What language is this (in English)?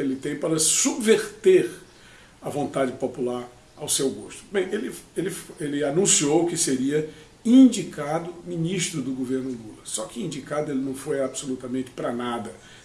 Portuguese